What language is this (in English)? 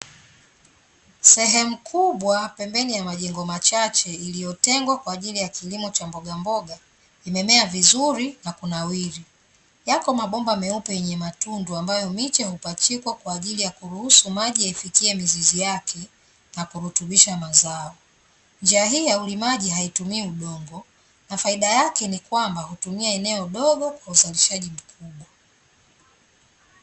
Swahili